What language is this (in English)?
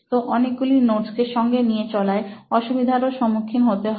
Bangla